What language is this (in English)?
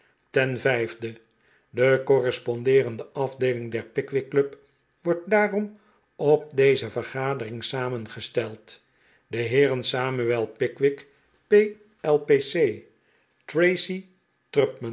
Dutch